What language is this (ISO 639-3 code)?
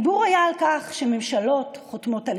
heb